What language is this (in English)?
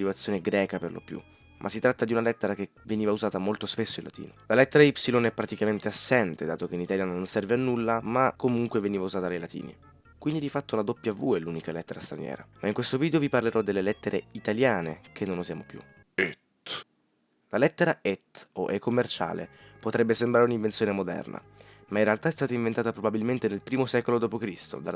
Italian